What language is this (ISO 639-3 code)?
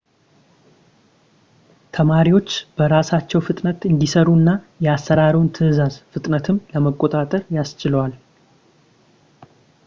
amh